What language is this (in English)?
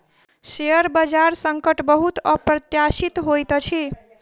Maithili